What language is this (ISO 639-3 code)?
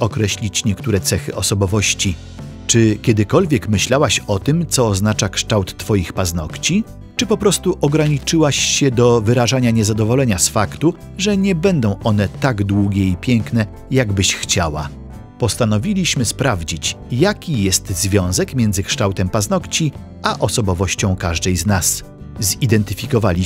pol